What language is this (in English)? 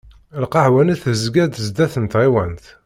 Kabyle